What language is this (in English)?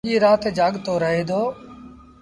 Sindhi Bhil